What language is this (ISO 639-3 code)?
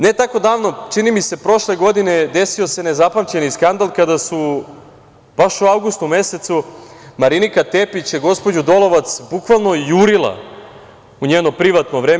srp